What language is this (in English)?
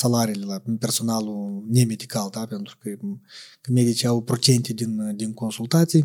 Romanian